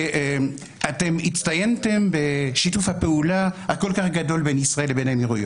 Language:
Hebrew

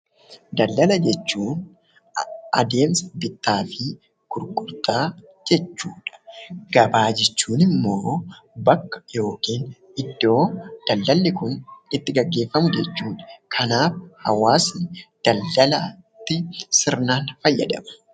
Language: Oromo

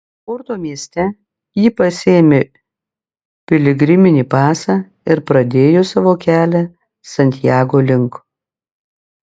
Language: Lithuanian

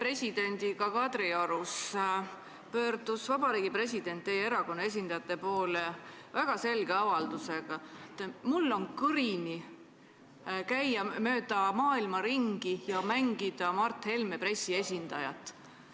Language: Estonian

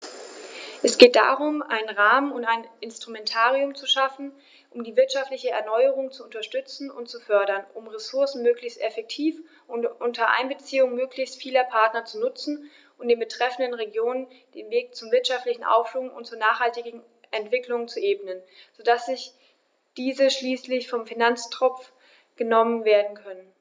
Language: German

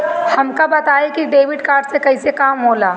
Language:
Bhojpuri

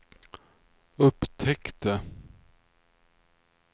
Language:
Swedish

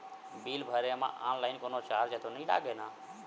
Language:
Chhattisgarhi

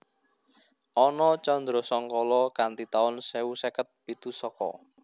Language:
Javanese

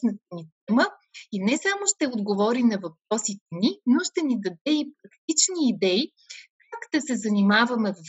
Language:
Bulgarian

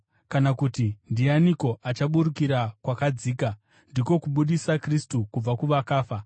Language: Shona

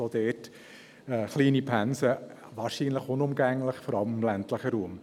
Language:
Swiss German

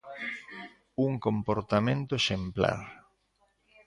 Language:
Galician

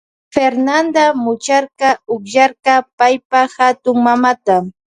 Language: Loja Highland Quichua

